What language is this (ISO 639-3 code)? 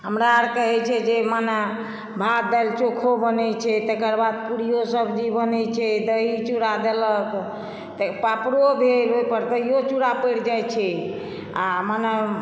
mai